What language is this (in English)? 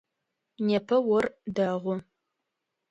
Adyghe